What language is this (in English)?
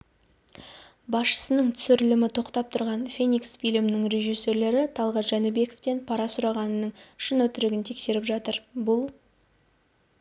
Kazakh